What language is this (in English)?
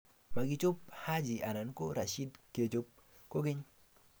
Kalenjin